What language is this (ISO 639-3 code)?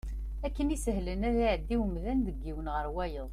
kab